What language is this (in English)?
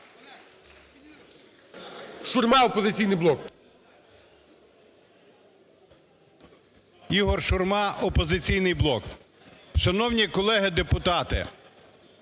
Ukrainian